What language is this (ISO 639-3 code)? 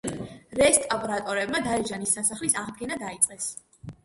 kat